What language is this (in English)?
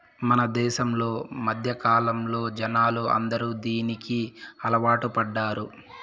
Telugu